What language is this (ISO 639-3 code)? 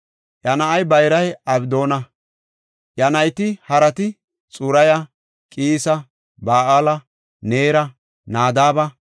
gof